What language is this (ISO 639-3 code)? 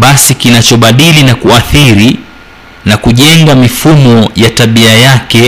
swa